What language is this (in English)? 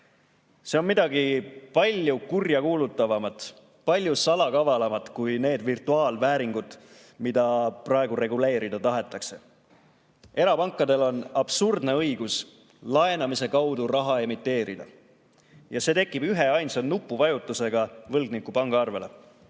Estonian